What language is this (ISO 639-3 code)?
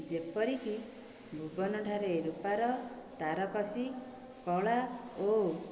ori